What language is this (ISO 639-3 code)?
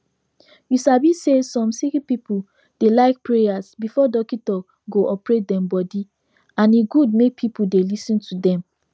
pcm